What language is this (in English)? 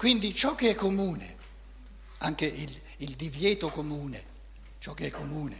Italian